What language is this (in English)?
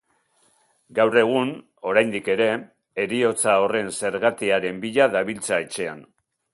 Basque